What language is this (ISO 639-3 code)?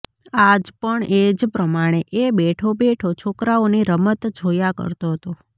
guj